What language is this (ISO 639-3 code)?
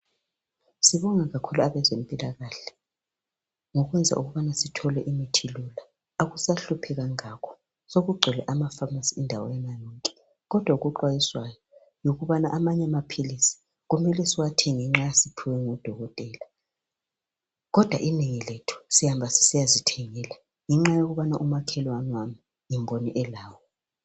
nde